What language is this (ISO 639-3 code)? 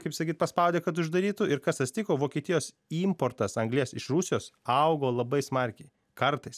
lit